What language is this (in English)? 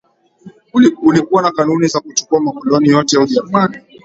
Swahili